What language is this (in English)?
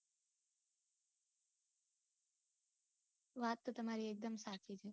Gujarati